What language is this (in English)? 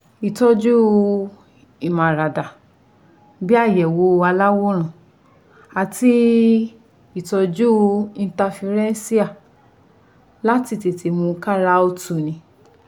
Yoruba